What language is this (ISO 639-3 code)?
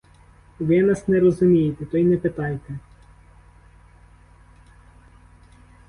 ukr